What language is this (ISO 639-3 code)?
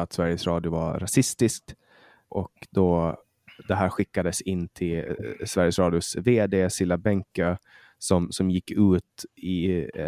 swe